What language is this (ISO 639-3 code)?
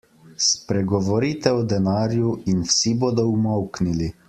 slv